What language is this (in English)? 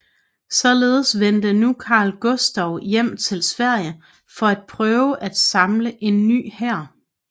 Danish